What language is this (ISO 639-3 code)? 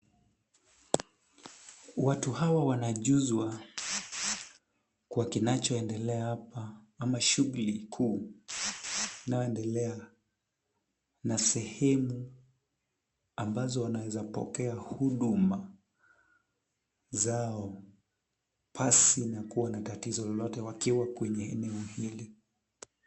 swa